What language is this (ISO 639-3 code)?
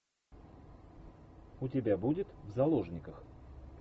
rus